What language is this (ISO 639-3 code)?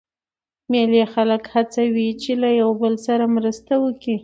pus